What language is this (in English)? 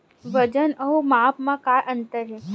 Chhattisgarhi